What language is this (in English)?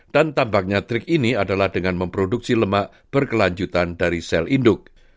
Indonesian